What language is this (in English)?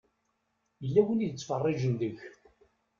Kabyle